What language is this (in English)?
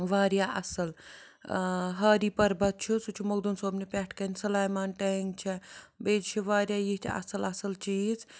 Kashmiri